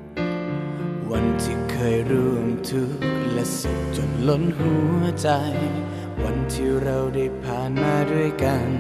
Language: Thai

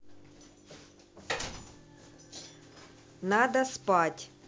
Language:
Russian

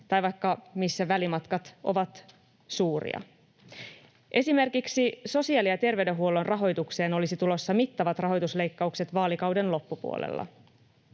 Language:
Finnish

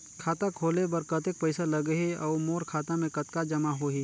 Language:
Chhattisgarhi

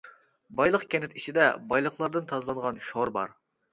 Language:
Uyghur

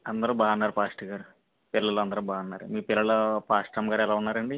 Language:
Telugu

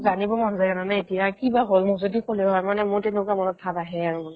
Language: Assamese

